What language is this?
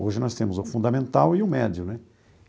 Portuguese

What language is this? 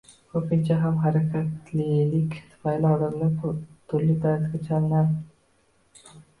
Uzbek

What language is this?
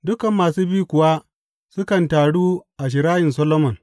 Hausa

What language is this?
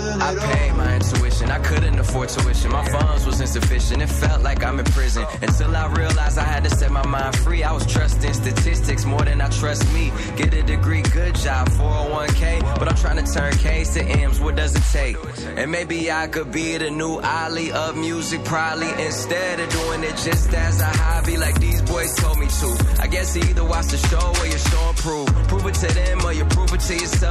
Italian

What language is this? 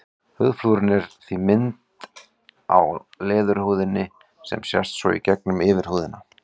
Icelandic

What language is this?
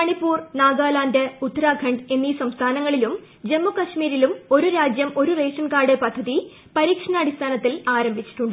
Malayalam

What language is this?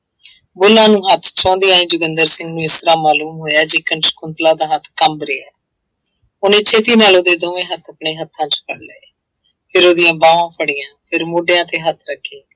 Punjabi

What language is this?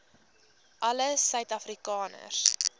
Afrikaans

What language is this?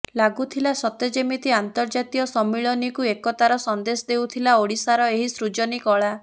Odia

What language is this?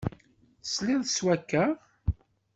Kabyle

